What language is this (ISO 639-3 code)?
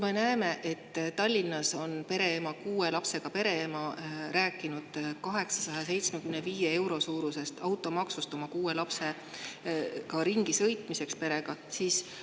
est